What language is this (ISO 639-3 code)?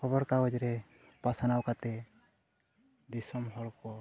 sat